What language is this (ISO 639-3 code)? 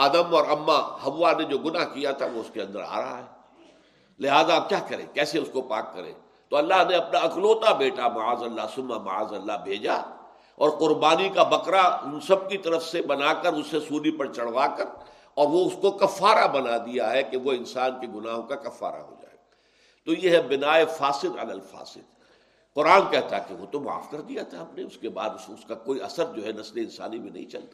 urd